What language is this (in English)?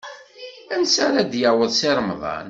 Kabyle